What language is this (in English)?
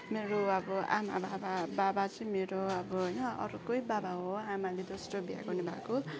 Nepali